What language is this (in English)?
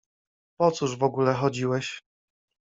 Polish